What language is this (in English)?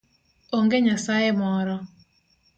Luo (Kenya and Tanzania)